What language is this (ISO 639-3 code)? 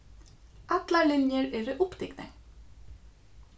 fao